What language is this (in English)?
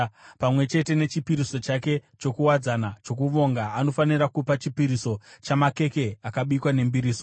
Shona